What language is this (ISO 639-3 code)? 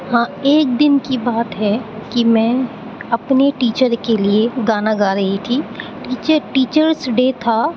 urd